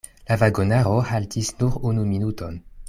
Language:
Esperanto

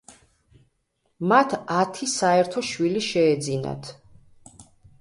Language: Georgian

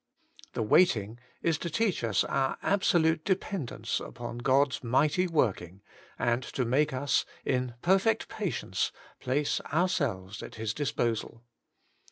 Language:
English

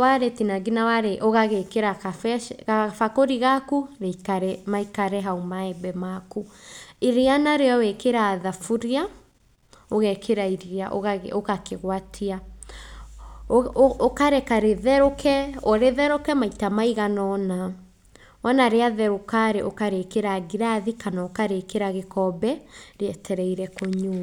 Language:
Kikuyu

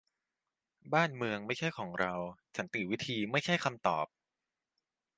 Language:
Thai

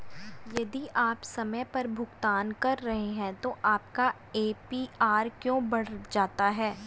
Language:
Hindi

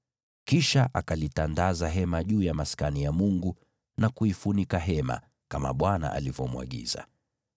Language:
Swahili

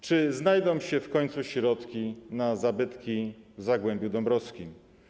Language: Polish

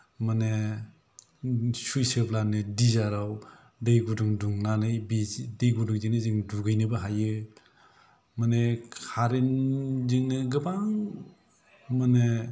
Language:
Bodo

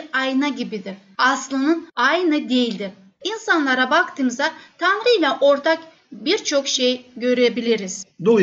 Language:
Turkish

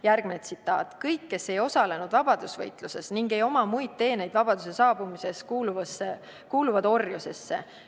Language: Estonian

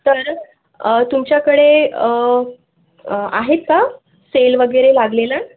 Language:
Marathi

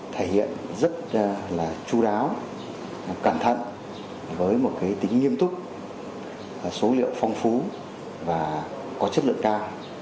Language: Vietnamese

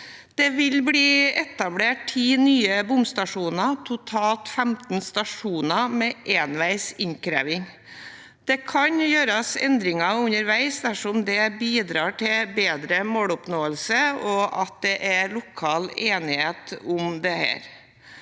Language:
Norwegian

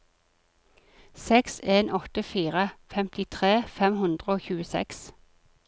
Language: Norwegian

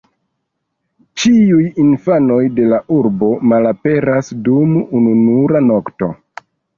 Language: Esperanto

